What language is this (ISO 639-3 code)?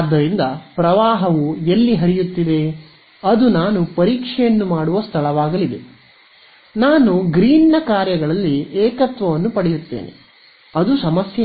kan